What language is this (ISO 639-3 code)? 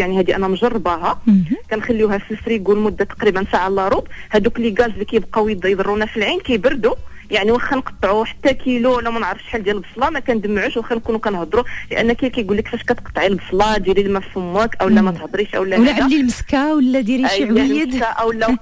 ara